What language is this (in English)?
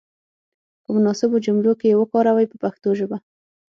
Pashto